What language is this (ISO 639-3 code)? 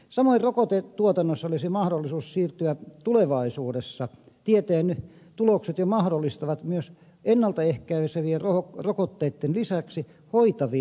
fin